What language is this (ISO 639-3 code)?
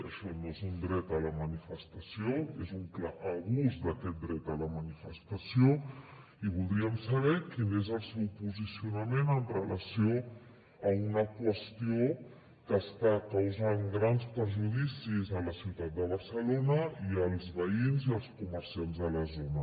cat